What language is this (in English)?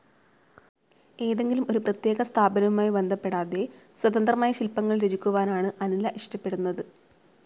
Malayalam